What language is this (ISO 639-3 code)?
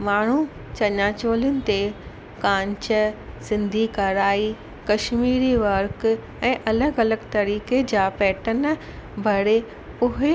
snd